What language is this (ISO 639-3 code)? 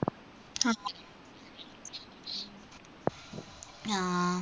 mal